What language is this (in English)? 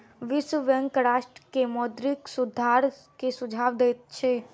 Maithili